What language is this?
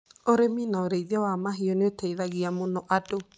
Kikuyu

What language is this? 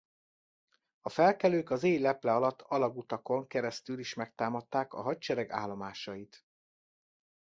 Hungarian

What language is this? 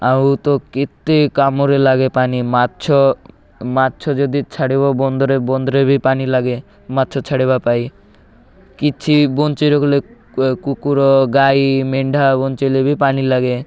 Odia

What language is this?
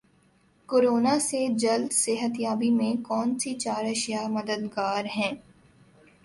Urdu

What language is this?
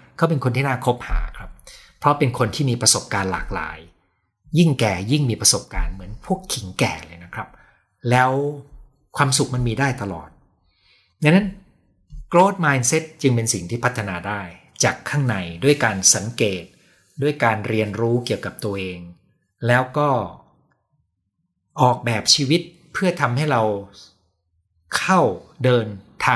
Thai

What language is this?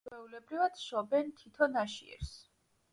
Georgian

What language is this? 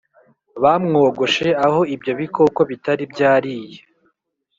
Kinyarwanda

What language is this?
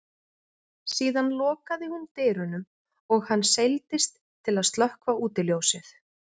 Icelandic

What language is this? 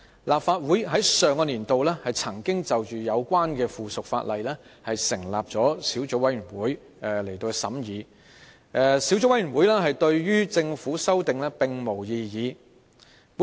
Cantonese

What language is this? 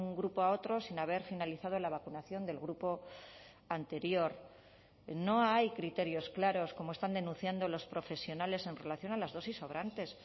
Spanish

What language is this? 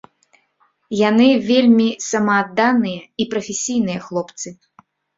Belarusian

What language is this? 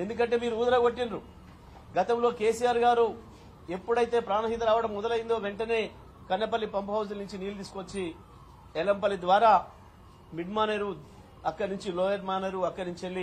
Telugu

